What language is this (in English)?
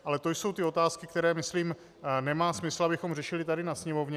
Czech